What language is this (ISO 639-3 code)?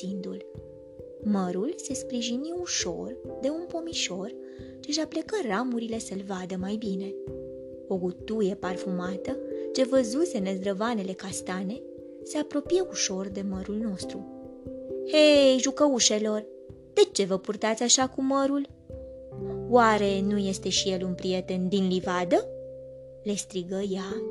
ron